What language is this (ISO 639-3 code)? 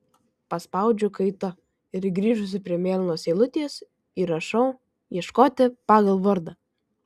lit